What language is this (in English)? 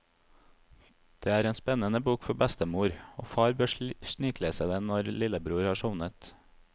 Norwegian